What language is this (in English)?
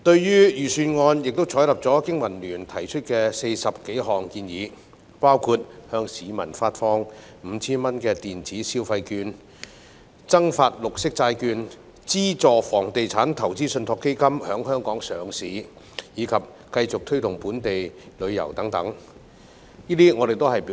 Cantonese